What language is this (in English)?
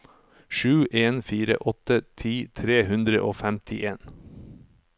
Norwegian